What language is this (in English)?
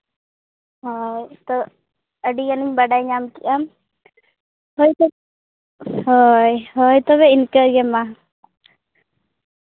Santali